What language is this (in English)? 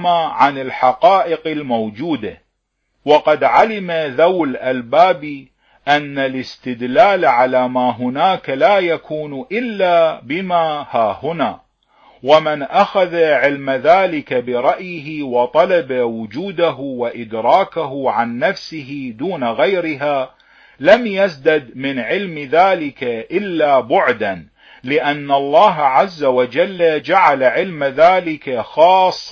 Arabic